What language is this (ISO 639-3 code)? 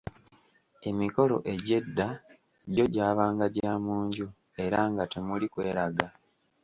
lug